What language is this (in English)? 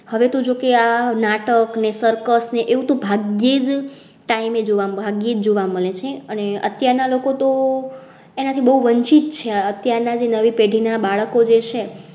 Gujarati